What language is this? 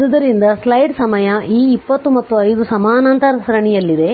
Kannada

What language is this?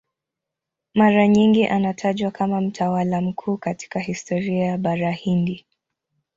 Swahili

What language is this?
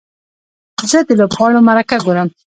Pashto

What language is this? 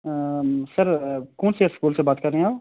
Urdu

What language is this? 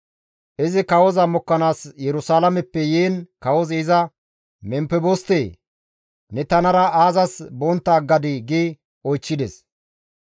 Gamo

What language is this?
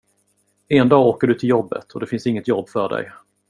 Swedish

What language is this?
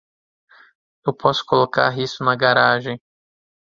Portuguese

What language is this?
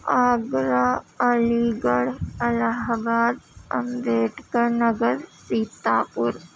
Urdu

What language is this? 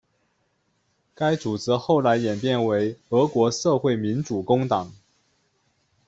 Chinese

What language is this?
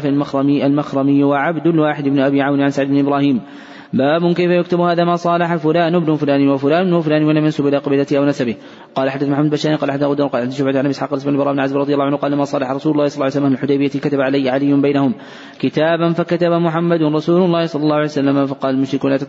Arabic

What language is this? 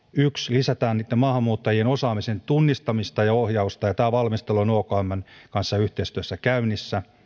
Finnish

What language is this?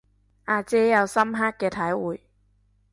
Cantonese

